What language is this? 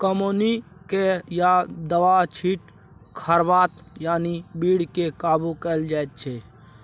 Maithili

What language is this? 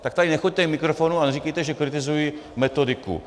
Czech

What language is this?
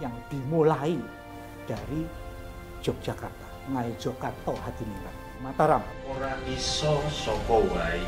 Indonesian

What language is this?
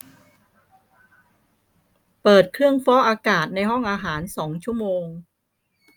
Thai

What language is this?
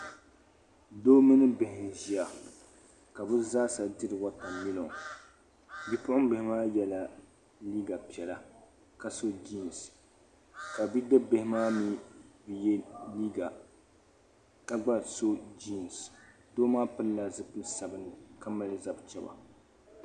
Dagbani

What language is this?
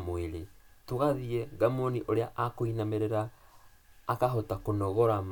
Kikuyu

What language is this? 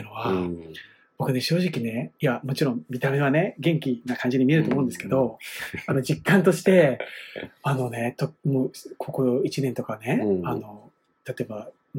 Japanese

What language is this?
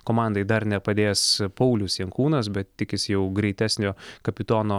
Lithuanian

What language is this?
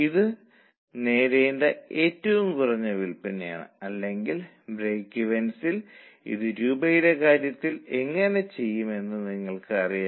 Malayalam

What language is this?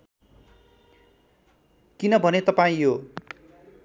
Nepali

